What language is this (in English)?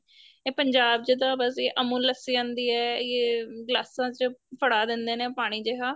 Punjabi